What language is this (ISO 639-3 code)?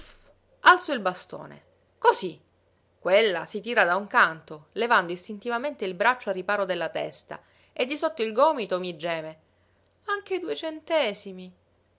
ita